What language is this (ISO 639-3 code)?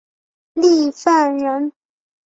zho